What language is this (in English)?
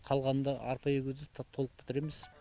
Kazakh